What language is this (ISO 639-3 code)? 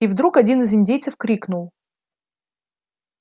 rus